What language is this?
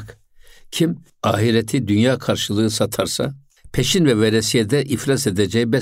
Turkish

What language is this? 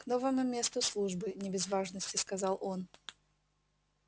Russian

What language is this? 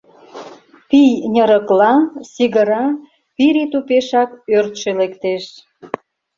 Mari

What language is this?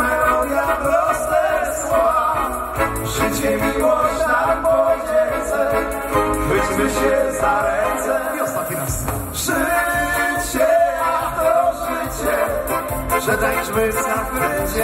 Polish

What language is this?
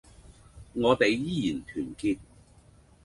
Cantonese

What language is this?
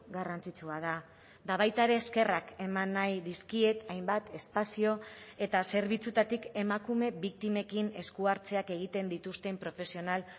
Basque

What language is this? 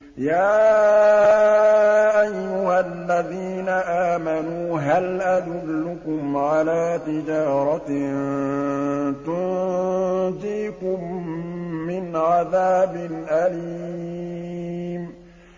Arabic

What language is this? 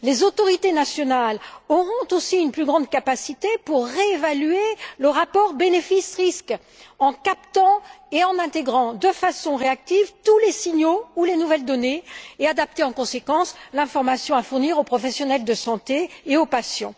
French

